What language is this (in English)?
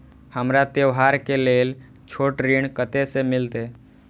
Maithili